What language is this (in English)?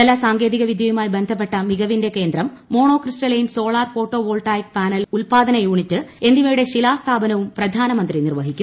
Malayalam